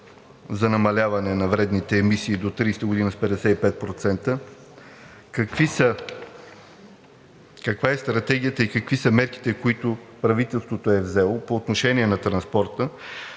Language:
Bulgarian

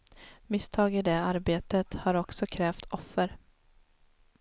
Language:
Swedish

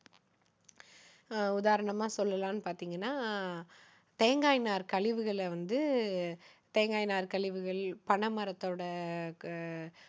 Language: Tamil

